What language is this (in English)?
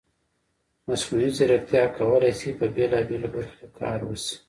Pashto